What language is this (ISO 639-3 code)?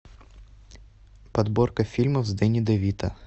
rus